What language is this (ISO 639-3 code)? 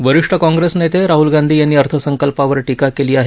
mar